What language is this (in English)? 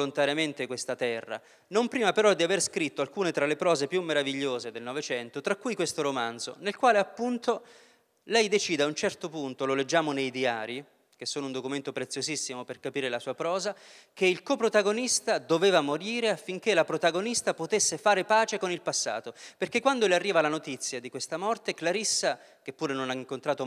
Italian